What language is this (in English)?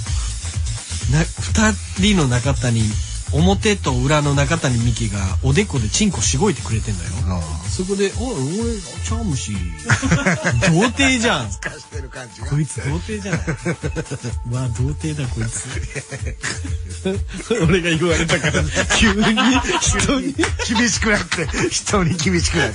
Japanese